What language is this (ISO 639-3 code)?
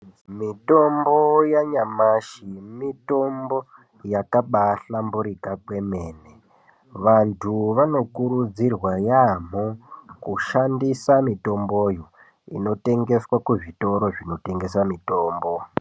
ndc